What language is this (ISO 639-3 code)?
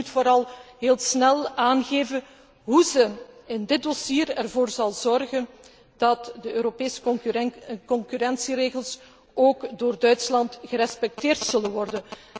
nld